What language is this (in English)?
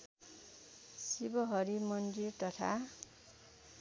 Nepali